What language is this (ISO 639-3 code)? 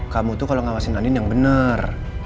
ind